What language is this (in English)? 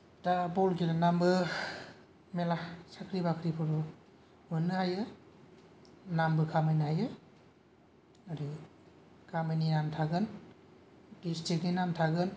Bodo